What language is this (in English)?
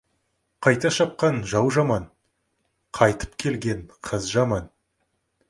Kazakh